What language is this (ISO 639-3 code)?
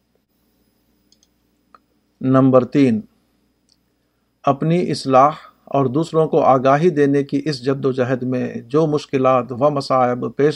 urd